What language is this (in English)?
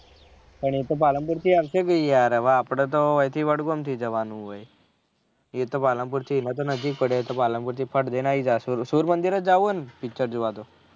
Gujarati